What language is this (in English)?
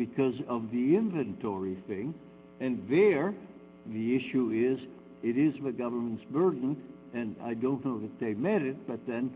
English